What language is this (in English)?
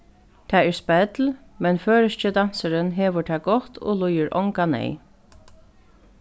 Faroese